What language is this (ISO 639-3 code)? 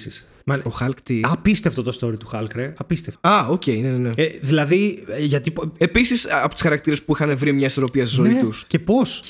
ell